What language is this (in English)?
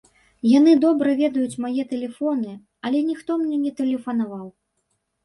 Belarusian